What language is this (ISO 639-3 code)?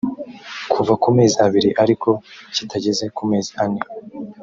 kin